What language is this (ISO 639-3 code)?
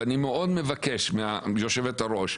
heb